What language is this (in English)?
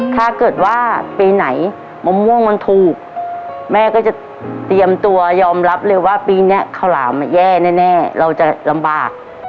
Thai